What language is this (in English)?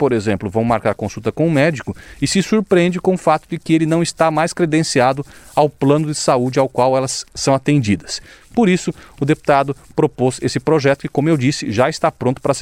Portuguese